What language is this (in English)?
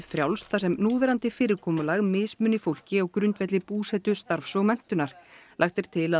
Icelandic